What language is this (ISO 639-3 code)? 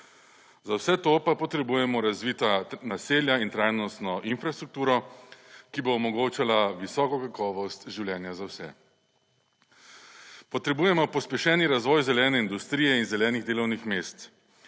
slv